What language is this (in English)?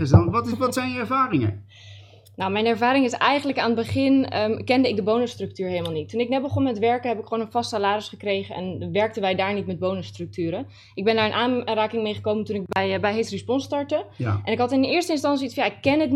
Dutch